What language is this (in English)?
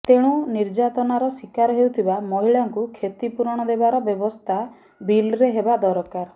Odia